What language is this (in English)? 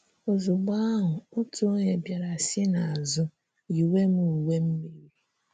Igbo